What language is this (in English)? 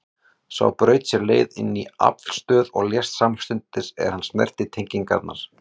Icelandic